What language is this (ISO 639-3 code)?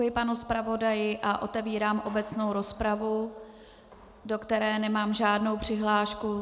ces